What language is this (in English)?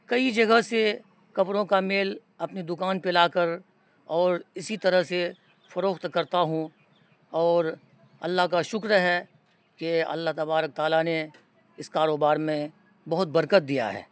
Urdu